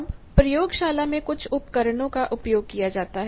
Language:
Hindi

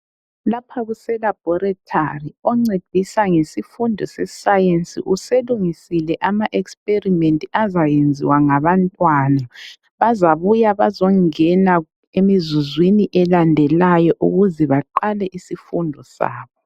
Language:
North Ndebele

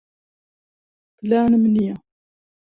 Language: Central Kurdish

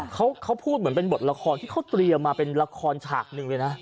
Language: Thai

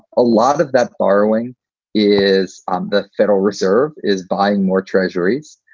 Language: English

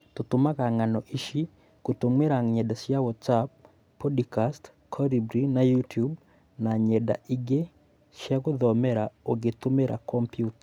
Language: Kikuyu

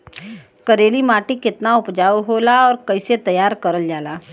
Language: Bhojpuri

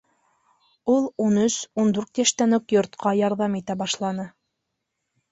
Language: Bashkir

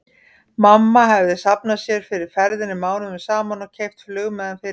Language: Icelandic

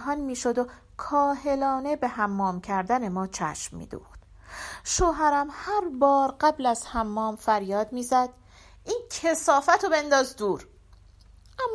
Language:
Persian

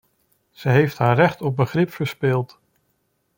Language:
Dutch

